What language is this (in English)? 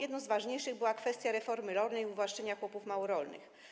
Polish